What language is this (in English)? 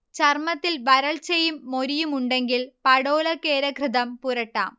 Malayalam